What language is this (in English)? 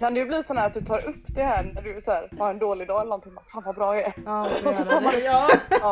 Swedish